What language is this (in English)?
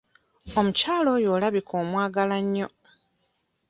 Ganda